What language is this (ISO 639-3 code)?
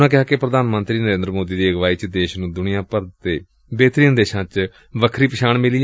pan